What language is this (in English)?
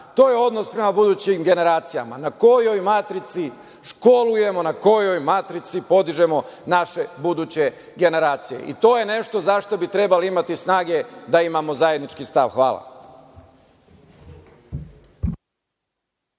Serbian